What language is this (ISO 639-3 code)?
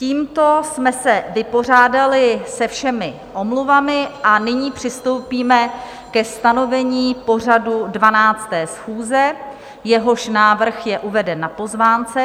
ces